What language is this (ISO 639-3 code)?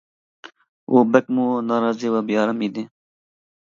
uig